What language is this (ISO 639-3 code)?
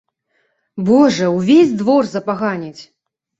bel